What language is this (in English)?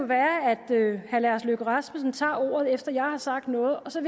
Danish